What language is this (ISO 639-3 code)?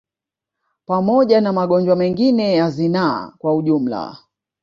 swa